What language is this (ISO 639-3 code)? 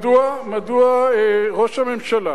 heb